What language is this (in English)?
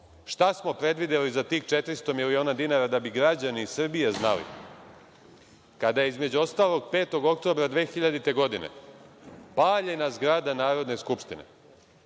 Serbian